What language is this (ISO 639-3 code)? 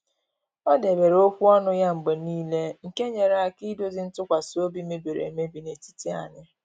ibo